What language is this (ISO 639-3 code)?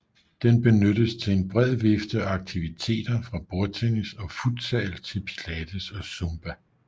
dan